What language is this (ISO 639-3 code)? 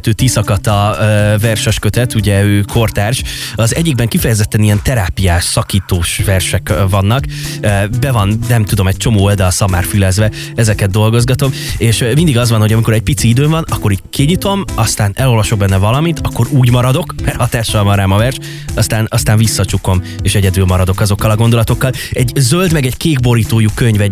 hun